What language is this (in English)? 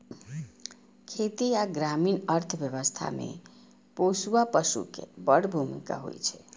Maithili